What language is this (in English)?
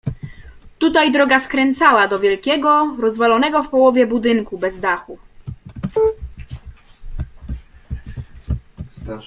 Polish